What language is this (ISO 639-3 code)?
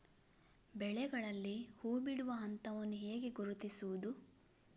kan